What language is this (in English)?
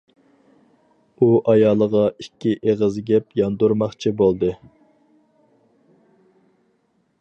Uyghur